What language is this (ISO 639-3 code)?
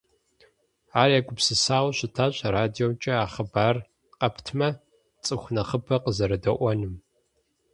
kbd